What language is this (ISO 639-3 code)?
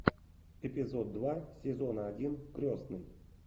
rus